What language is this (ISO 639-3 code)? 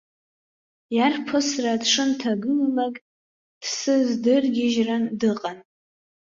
abk